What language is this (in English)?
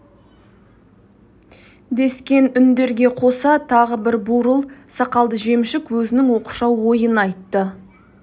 Kazakh